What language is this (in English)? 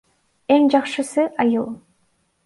Kyrgyz